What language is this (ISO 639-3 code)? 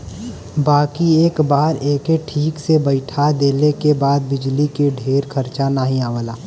bho